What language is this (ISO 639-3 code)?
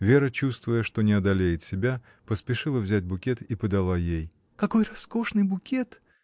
rus